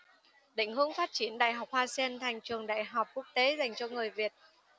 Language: Vietnamese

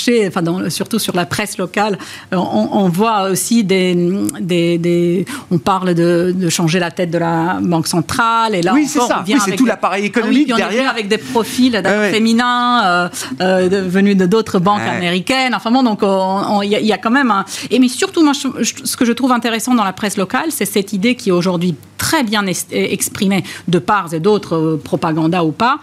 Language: French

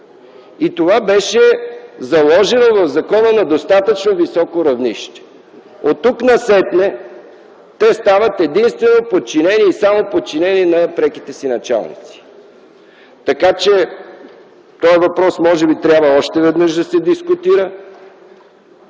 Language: Bulgarian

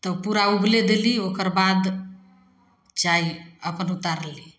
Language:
Maithili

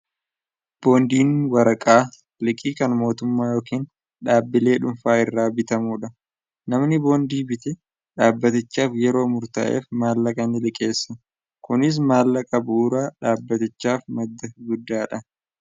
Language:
Oromo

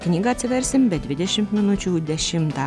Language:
Lithuanian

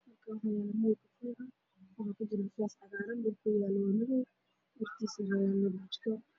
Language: Somali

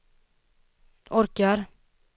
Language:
Swedish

